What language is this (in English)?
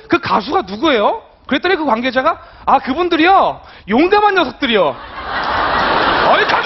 Korean